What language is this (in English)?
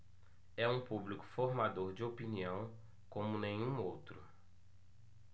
Portuguese